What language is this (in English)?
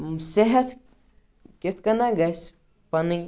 Kashmiri